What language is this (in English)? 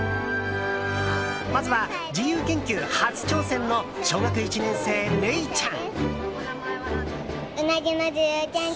Japanese